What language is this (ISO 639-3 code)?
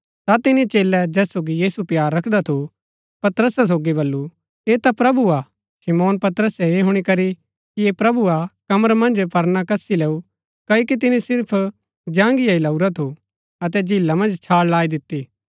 gbk